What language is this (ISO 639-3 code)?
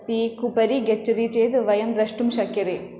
san